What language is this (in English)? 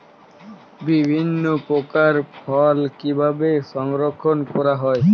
Bangla